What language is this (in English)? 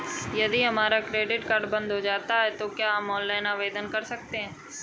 Hindi